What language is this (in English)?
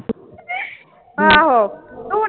Punjabi